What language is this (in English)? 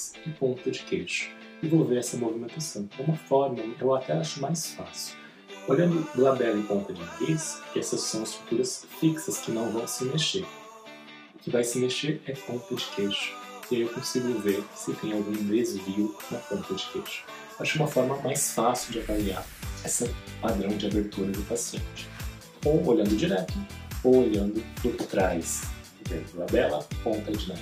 Portuguese